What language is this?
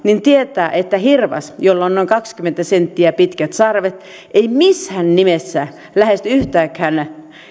Finnish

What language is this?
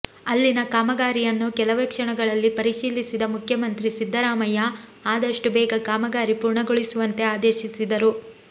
Kannada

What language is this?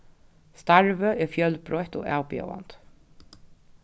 Faroese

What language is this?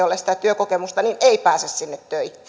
Finnish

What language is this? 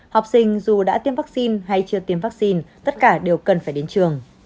Vietnamese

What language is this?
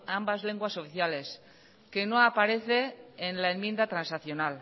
Spanish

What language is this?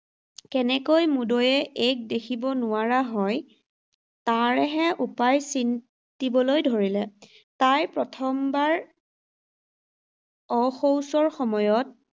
Assamese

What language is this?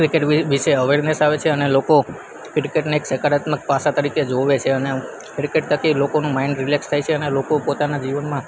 Gujarati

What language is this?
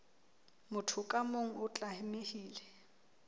Southern Sotho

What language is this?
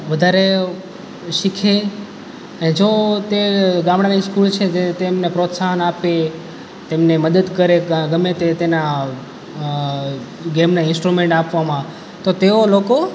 Gujarati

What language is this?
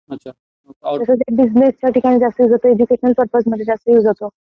Marathi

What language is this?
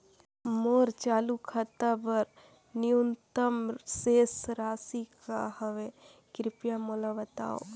Chhattisgarhi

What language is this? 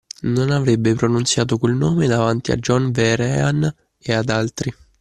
Italian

